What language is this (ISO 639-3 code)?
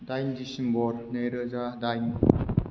brx